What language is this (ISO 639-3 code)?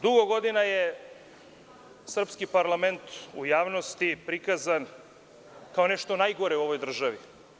srp